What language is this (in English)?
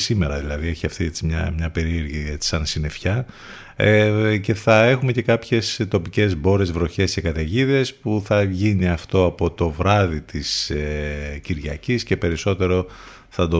Greek